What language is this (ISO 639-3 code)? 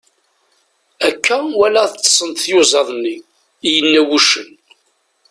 kab